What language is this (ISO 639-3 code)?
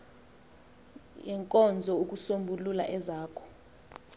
xho